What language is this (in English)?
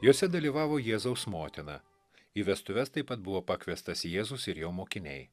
Lithuanian